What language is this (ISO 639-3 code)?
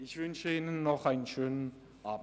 gsw